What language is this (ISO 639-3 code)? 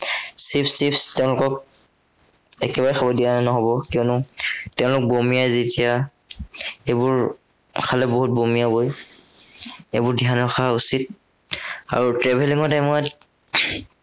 asm